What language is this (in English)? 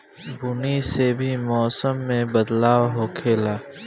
Bhojpuri